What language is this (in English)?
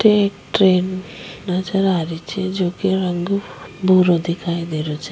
Rajasthani